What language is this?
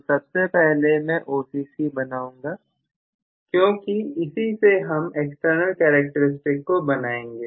Hindi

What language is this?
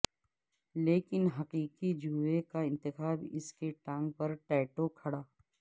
Urdu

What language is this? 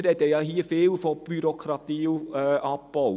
Swiss German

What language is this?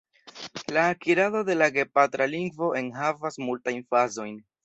Esperanto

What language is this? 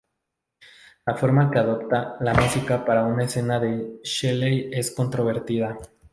Spanish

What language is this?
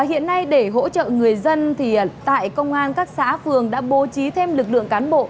Vietnamese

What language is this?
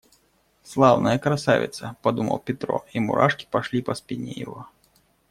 Russian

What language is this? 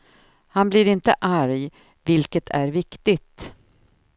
Swedish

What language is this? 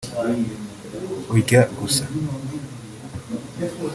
Kinyarwanda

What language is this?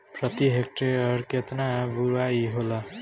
Bhojpuri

